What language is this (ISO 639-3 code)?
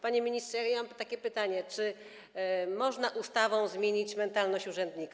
pol